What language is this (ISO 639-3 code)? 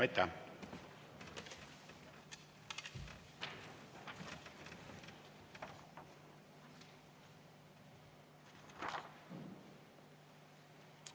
est